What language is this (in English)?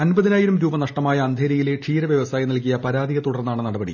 Malayalam